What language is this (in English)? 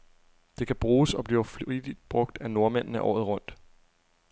Danish